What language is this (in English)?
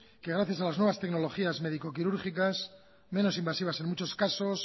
Spanish